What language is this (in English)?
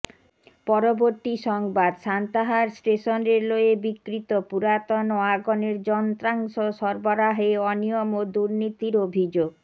Bangla